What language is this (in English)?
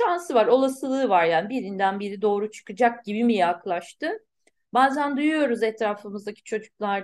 Turkish